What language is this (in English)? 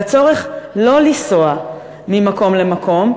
Hebrew